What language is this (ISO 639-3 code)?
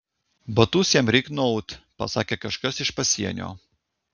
lit